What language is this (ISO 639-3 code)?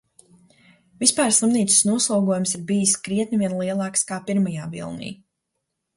lav